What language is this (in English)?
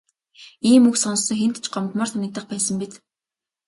Mongolian